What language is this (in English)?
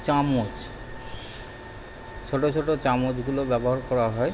Bangla